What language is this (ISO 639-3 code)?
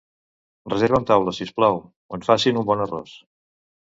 cat